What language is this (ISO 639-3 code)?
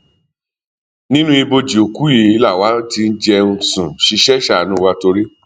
yor